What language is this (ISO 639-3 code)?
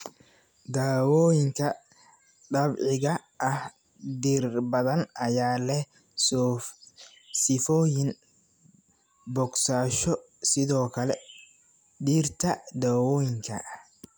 som